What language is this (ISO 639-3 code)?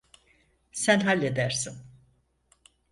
tur